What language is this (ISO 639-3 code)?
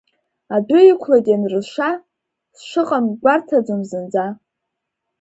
abk